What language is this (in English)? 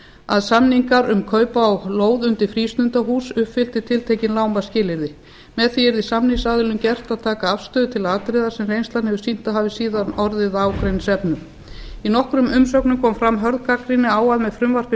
Icelandic